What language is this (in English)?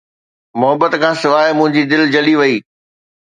Sindhi